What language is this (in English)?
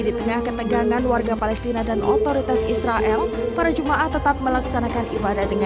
Indonesian